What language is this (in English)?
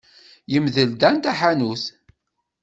Kabyle